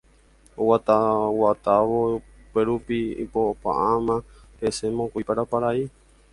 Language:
Guarani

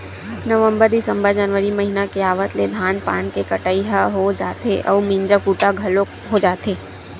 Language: Chhattisgarhi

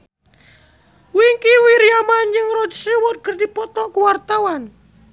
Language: Sundanese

